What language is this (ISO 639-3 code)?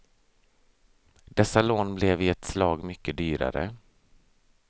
swe